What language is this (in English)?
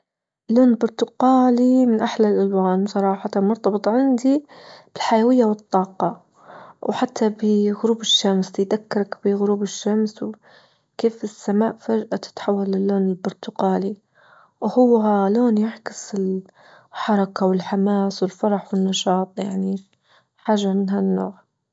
Libyan Arabic